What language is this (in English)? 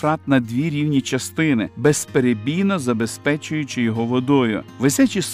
Ukrainian